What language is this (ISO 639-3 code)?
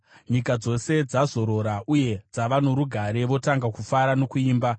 sna